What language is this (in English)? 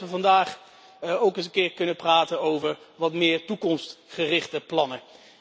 Dutch